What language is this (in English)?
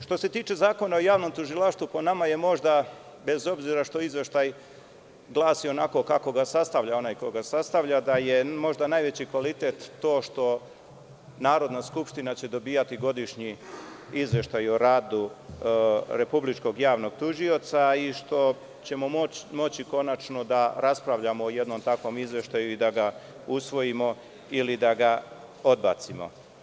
Serbian